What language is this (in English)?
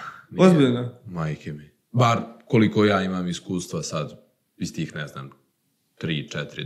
Croatian